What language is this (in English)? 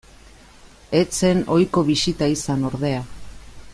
Basque